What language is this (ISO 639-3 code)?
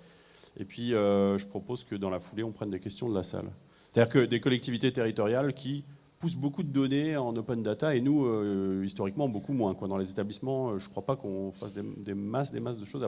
fra